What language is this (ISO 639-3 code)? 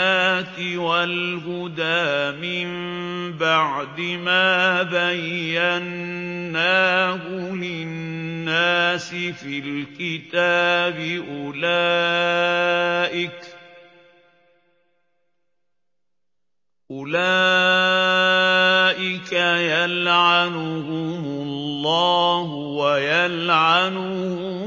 ara